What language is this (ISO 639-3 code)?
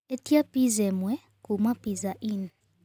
kik